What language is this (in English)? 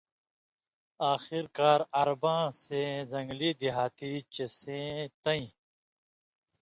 Indus Kohistani